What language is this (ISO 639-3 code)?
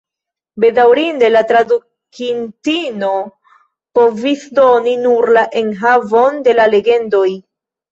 epo